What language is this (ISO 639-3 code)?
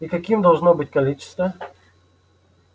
rus